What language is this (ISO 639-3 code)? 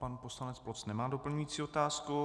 ces